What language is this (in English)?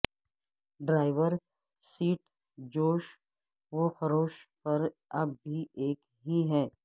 Urdu